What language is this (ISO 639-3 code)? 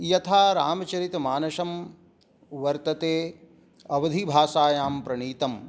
san